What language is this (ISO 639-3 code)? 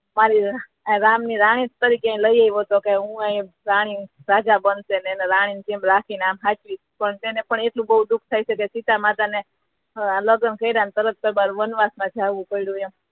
guj